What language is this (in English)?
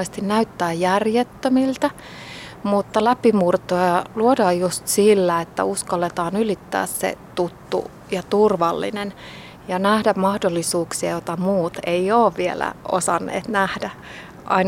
Finnish